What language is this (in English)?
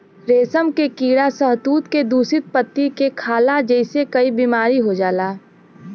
Bhojpuri